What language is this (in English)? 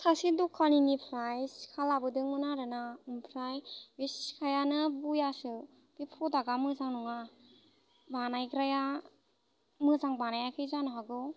Bodo